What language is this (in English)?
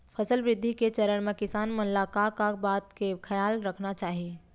Chhattisgarhi